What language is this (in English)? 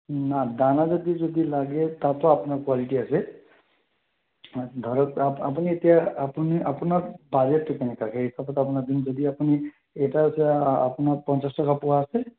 Assamese